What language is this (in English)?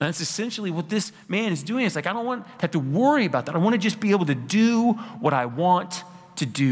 English